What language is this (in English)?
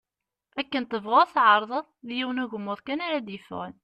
Kabyle